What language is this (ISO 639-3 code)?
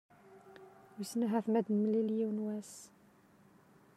kab